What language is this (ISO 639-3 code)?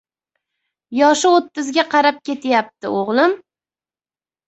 uzb